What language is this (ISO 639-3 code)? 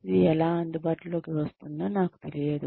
tel